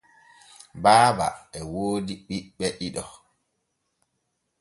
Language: Borgu Fulfulde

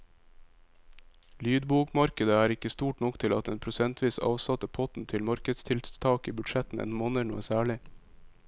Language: Norwegian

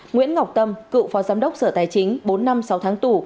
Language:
Vietnamese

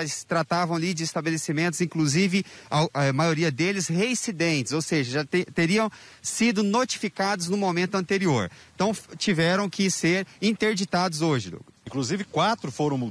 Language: Portuguese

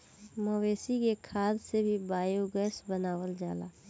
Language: Bhojpuri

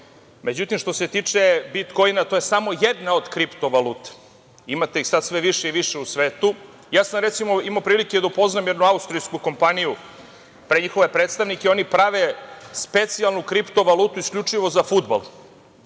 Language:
Serbian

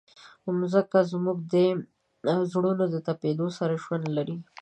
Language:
Pashto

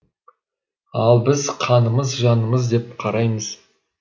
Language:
Kazakh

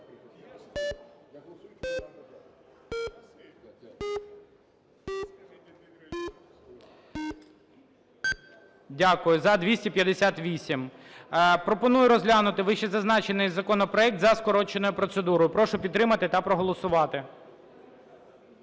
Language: Ukrainian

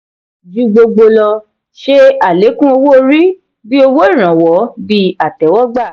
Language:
Yoruba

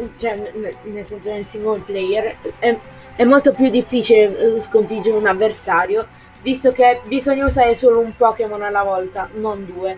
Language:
Italian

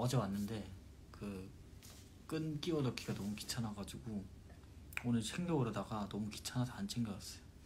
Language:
Korean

